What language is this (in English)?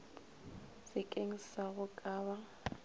Northern Sotho